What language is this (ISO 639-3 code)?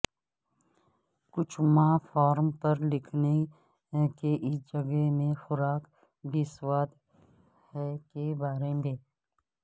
urd